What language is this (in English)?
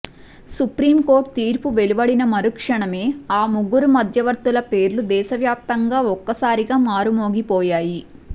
Telugu